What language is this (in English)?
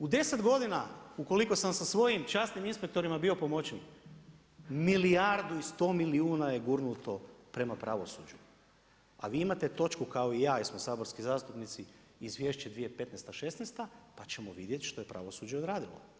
Croatian